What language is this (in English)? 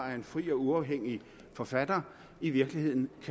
Danish